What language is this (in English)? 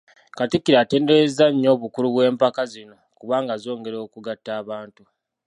Ganda